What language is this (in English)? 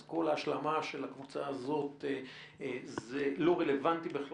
Hebrew